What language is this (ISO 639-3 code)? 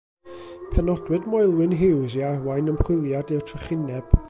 cym